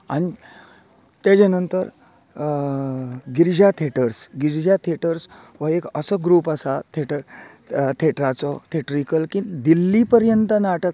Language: Konkani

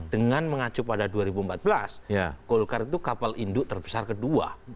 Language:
Indonesian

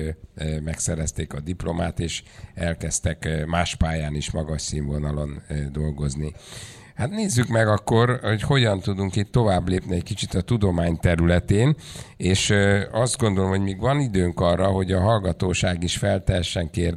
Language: Hungarian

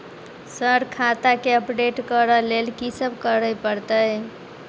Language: Maithili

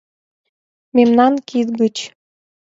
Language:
Mari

